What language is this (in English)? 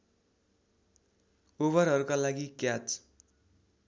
Nepali